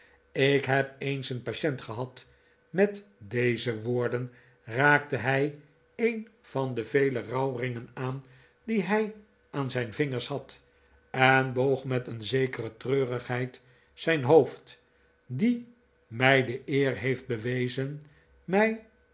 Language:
Dutch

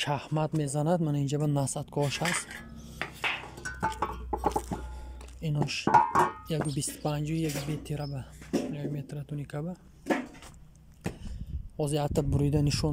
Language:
Turkish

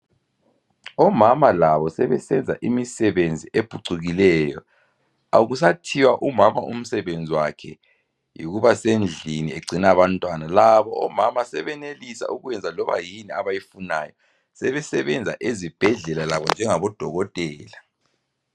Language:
North Ndebele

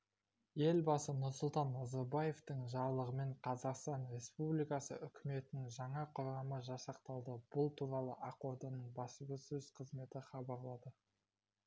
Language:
Kazakh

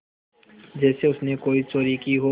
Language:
Hindi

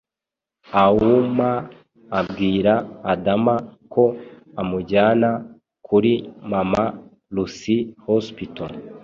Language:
Kinyarwanda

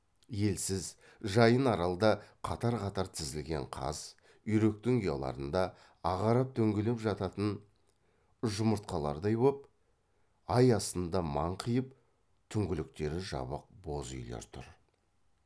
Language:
Kazakh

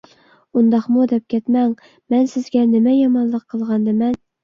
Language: Uyghur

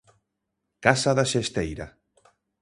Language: Galician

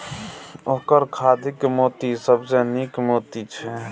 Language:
Maithili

